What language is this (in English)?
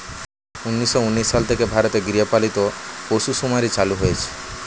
Bangla